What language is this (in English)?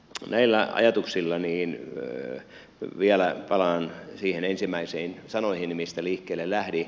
Finnish